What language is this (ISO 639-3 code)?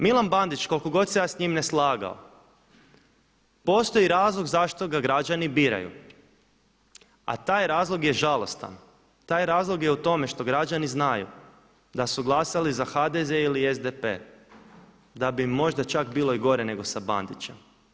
hrv